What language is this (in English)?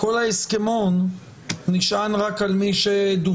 Hebrew